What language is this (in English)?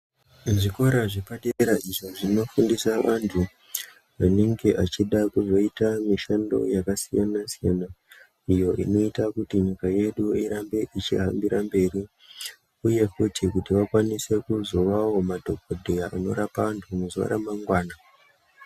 Ndau